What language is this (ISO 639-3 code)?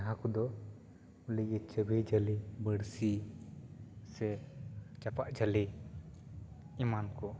sat